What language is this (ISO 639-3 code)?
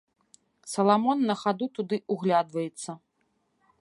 bel